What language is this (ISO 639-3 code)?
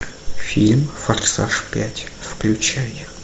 rus